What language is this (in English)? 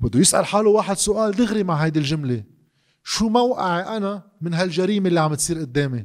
Arabic